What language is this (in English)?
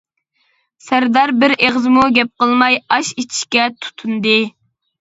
Uyghur